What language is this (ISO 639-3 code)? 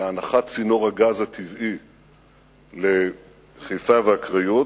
heb